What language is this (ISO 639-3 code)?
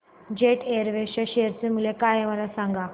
mar